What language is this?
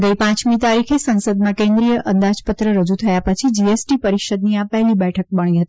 Gujarati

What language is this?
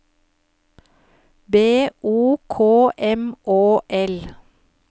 Norwegian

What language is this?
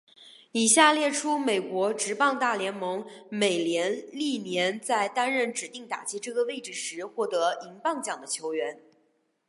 Chinese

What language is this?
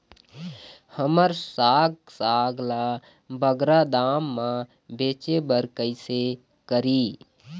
Chhattisgarhi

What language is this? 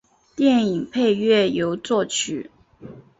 Chinese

